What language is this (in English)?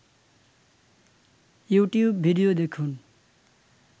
Bangla